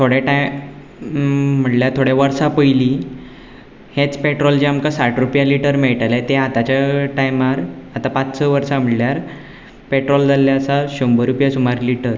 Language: Konkani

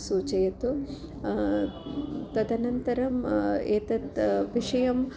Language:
Sanskrit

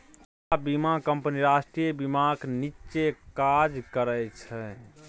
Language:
Maithili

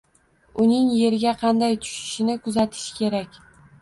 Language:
Uzbek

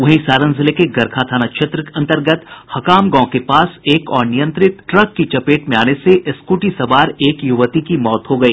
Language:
Hindi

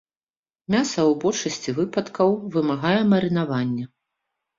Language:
Belarusian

